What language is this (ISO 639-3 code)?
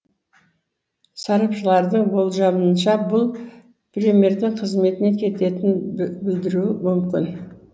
kaz